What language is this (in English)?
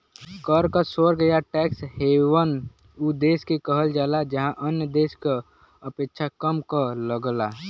Bhojpuri